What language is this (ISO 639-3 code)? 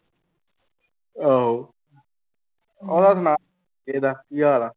pan